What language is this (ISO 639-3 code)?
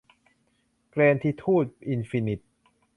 tha